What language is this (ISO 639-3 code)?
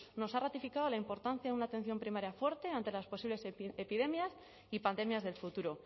spa